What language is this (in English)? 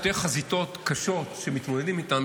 Hebrew